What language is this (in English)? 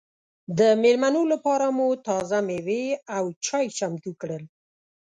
Pashto